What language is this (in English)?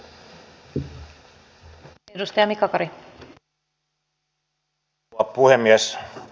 Finnish